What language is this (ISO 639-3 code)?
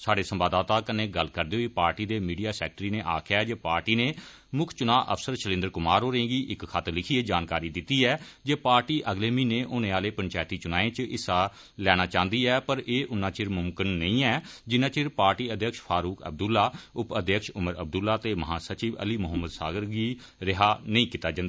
doi